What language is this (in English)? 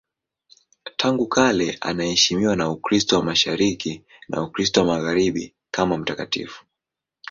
Swahili